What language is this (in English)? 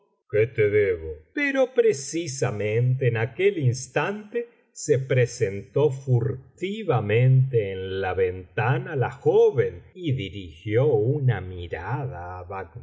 Spanish